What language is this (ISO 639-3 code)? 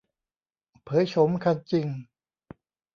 tha